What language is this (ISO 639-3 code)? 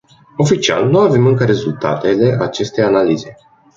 ron